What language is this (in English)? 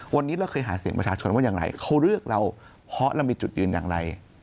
Thai